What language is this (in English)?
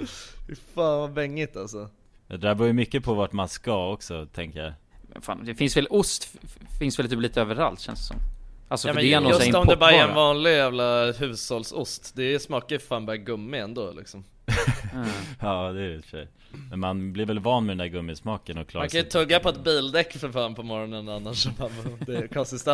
Swedish